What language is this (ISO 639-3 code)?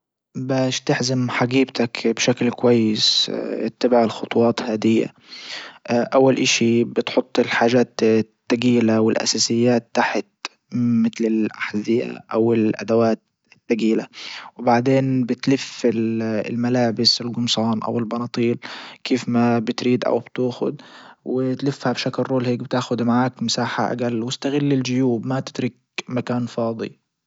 ayl